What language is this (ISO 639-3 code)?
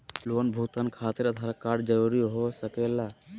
mag